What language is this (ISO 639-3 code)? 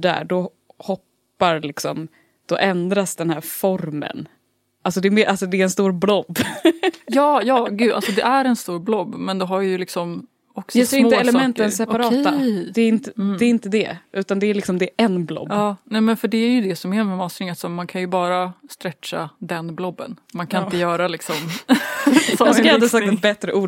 swe